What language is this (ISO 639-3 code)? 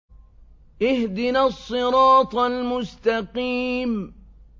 ara